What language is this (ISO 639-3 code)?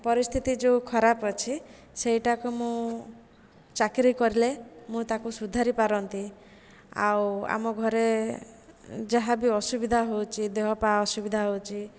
ori